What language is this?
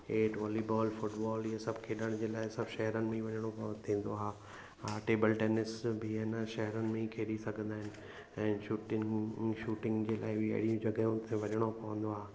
Sindhi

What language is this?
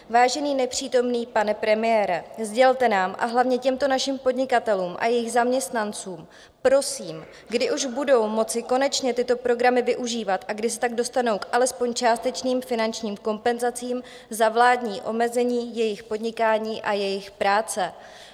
Czech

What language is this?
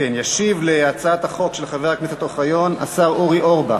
Hebrew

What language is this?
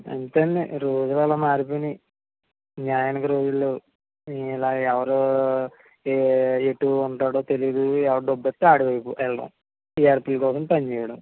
Telugu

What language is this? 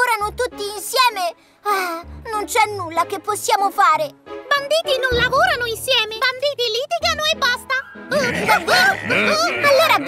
Italian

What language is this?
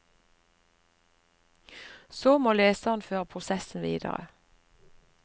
Norwegian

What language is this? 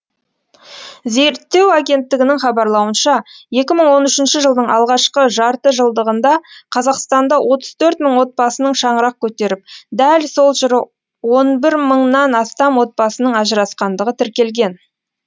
Kazakh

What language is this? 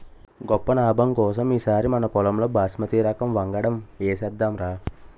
Telugu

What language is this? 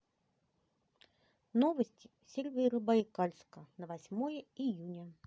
Russian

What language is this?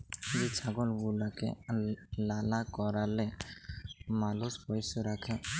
Bangla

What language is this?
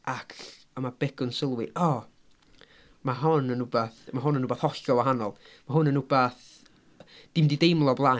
Welsh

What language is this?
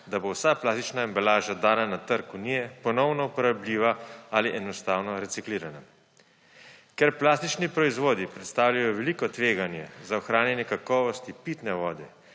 Slovenian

